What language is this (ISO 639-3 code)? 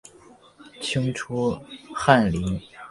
zho